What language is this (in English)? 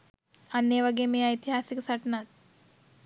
Sinhala